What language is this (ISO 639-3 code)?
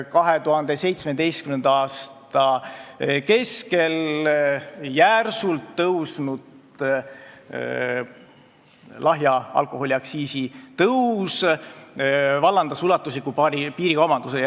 est